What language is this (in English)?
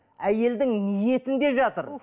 Kazakh